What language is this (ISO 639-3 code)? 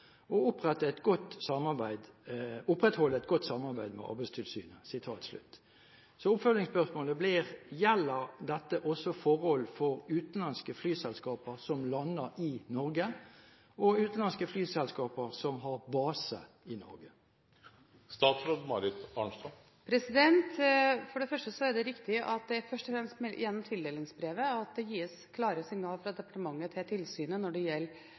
nob